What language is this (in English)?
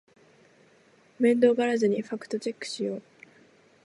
Japanese